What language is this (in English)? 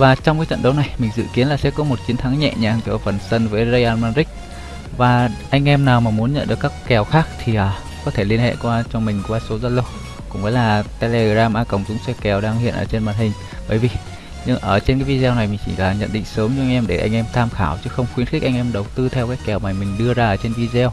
Vietnamese